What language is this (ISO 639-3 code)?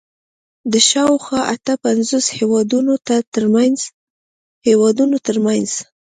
pus